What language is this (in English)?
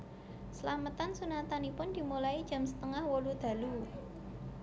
Javanese